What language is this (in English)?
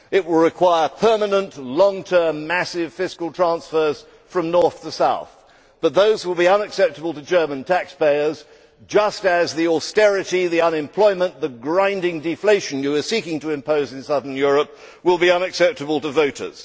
English